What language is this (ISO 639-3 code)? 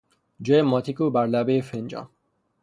fas